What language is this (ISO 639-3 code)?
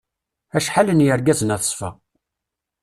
kab